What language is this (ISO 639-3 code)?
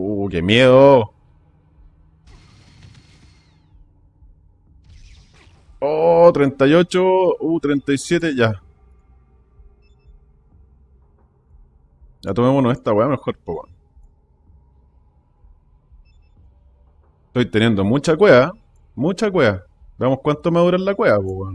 spa